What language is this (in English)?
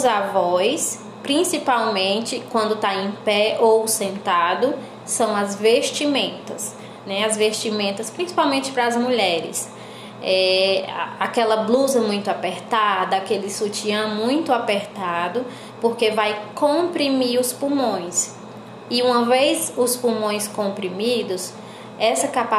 Portuguese